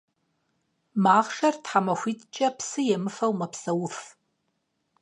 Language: Kabardian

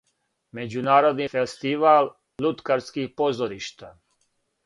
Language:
Serbian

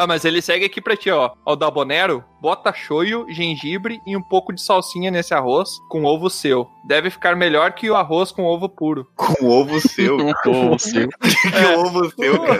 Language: Portuguese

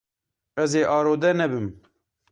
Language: Kurdish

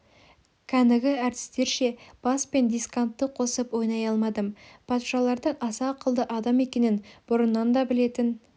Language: Kazakh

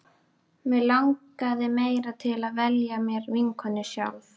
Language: Icelandic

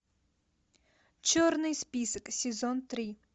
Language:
Russian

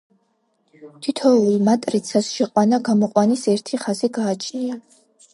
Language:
Georgian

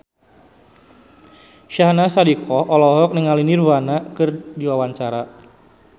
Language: Sundanese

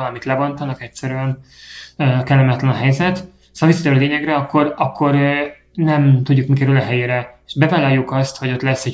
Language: Hungarian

